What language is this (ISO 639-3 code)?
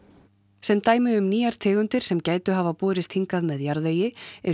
isl